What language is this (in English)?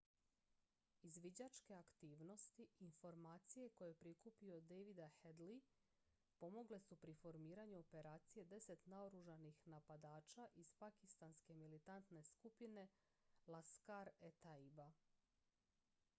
Croatian